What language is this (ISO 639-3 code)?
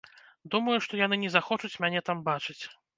bel